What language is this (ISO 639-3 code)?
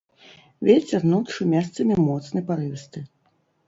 bel